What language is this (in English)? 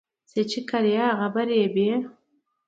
Pashto